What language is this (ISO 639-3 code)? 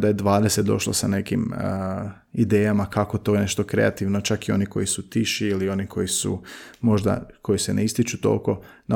hrv